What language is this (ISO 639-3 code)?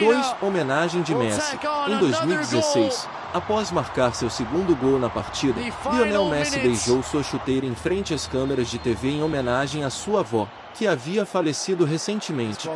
por